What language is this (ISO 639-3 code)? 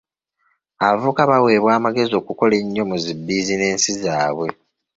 lug